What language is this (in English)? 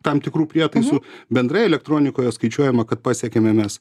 Lithuanian